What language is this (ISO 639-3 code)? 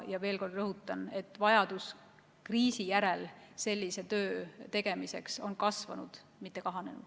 est